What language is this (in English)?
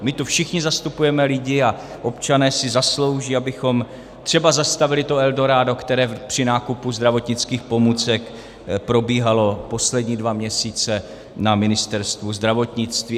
Czech